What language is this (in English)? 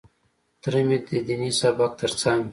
Pashto